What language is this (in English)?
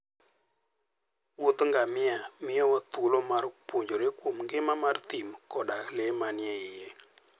Luo (Kenya and Tanzania)